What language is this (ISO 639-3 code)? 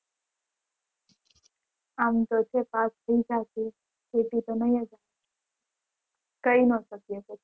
guj